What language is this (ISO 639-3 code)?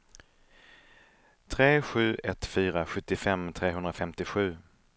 swe